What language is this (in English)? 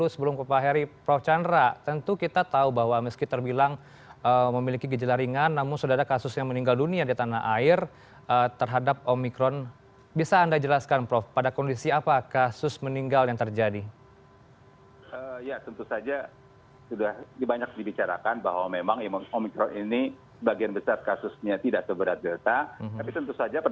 Indonesian